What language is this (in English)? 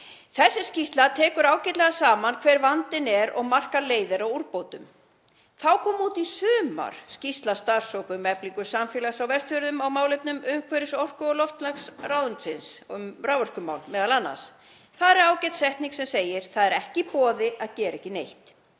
Icelandic